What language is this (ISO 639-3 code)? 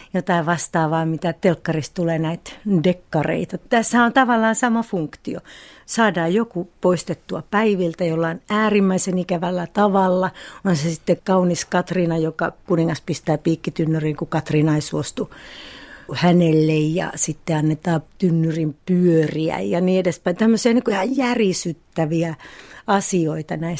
fin